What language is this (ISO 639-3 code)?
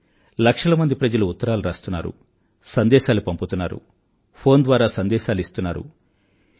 tel